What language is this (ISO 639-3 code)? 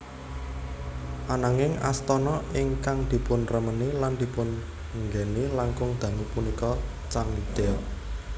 jav